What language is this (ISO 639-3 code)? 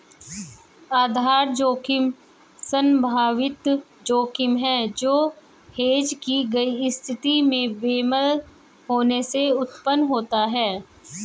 hin